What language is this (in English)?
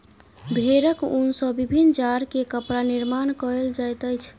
Maithili